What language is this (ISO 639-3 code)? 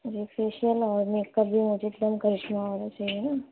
urd